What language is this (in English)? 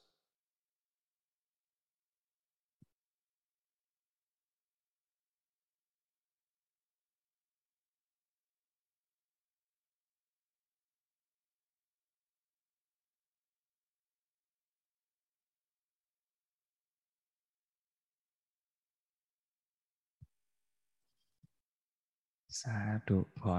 Thai